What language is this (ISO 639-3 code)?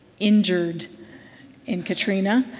eng